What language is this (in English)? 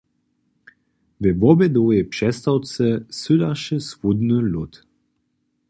Upper Sorbian